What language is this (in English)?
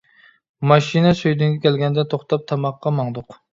Uyghur